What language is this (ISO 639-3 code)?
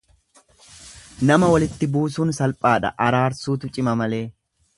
orm